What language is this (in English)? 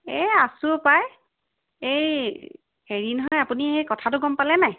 Assamese